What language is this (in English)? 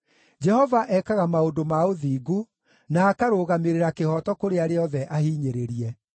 Kikuyu